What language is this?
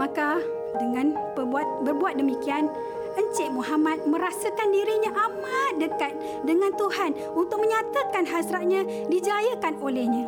Malay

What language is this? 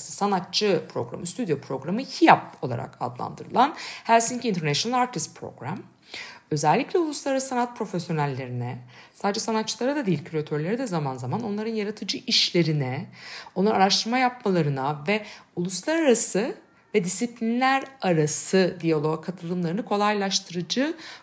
Turkish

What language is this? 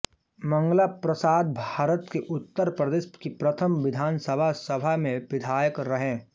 Hindi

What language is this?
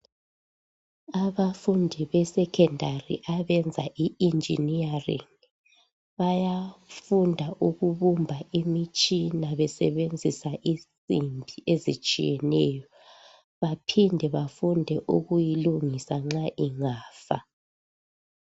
North Ndebele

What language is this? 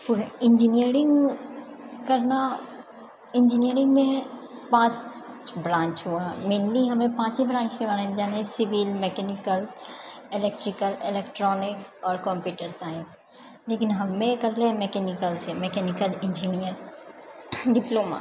Maithili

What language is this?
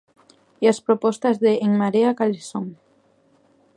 Galician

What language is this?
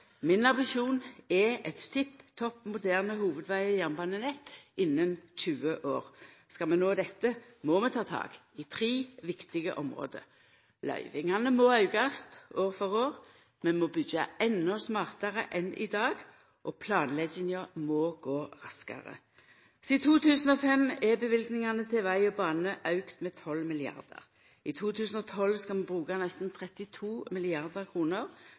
Norwegian Nynorsk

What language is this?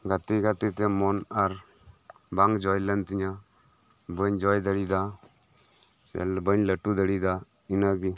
Santali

